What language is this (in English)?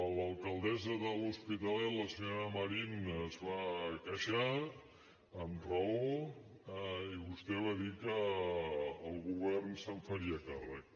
Catalan